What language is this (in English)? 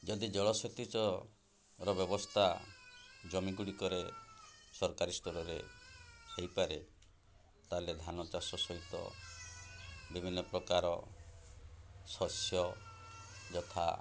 Odia